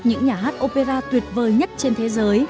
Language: Vietnamese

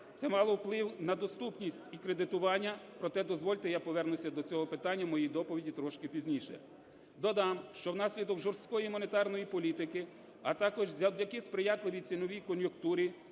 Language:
Ukrainian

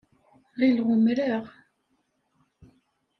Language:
Kabyle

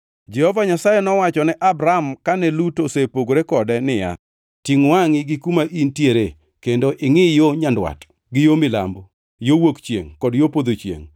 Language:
Luo (Kenya and Tanzania)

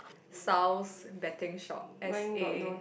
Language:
English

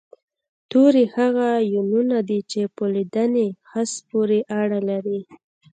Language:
Pashto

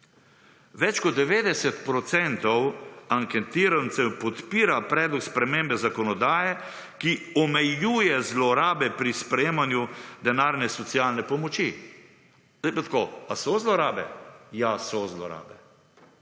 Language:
Slovenian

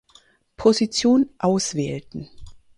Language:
German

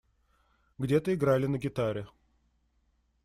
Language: Russian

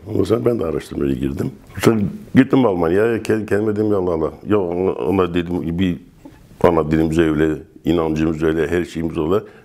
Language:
Turkish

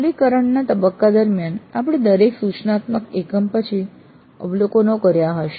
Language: Gujarati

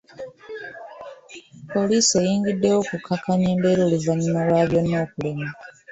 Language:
Ganda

